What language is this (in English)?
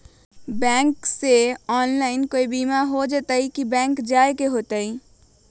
Magahi